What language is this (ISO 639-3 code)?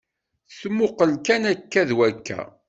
kab